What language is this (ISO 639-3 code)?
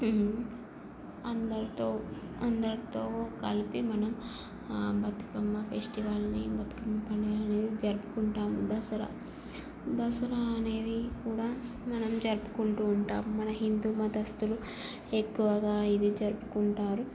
tel